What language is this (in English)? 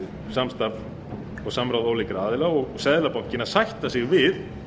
Icelandic